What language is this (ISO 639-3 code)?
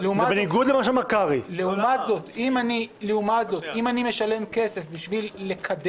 heb